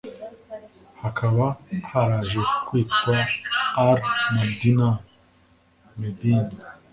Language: Kinyarwanda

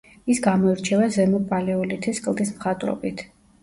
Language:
Georgian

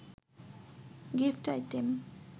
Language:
Bangla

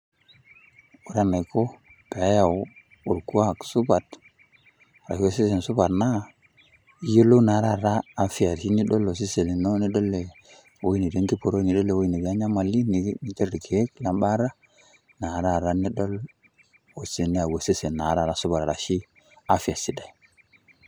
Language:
Masai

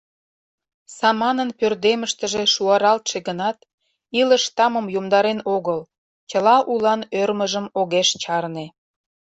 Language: Mari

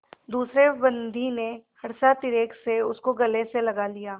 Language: Hindi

